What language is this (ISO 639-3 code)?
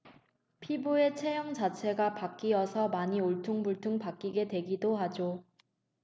kor